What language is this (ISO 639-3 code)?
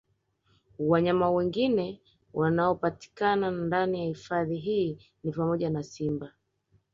swa